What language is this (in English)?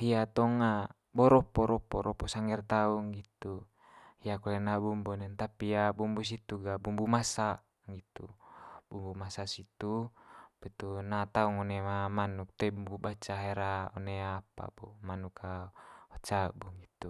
Manggarai